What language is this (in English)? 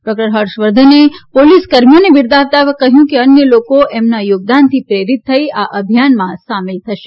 Gujarati